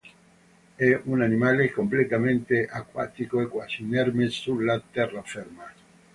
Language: Italian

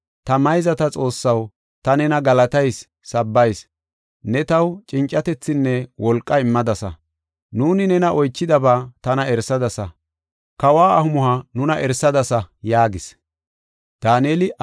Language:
Gofa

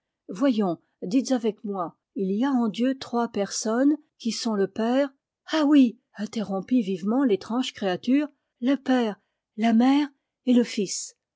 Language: French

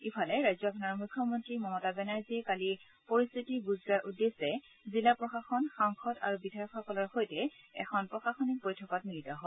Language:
Assamese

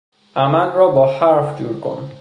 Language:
Persian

